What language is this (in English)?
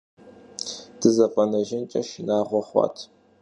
Kabardian